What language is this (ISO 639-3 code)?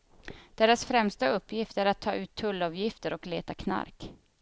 swe